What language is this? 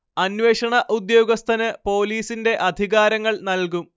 Malayalam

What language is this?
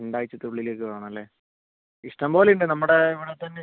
Malayalam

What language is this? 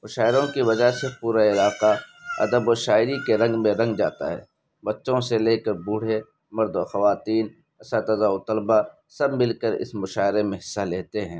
Urdu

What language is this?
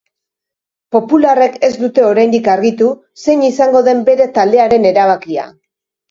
Basque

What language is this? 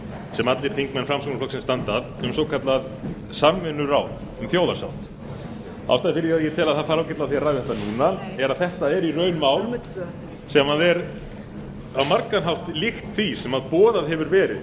Icelandic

